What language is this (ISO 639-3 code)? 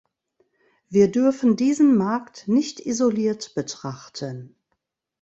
deu